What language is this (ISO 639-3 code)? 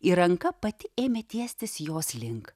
lit